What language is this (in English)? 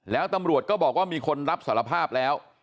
Thai